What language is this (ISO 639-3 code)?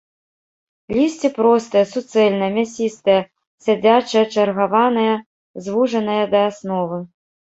bel